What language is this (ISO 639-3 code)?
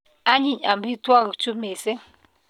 kln